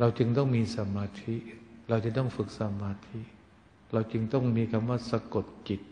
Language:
Thai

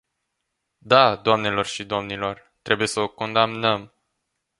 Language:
Romanian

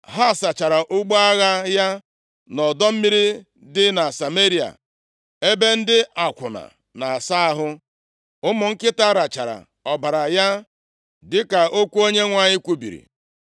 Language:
Igbo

